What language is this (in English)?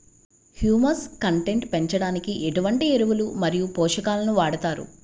Telugu